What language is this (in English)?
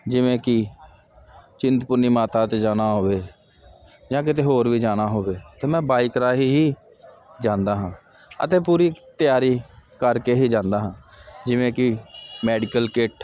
Punjabi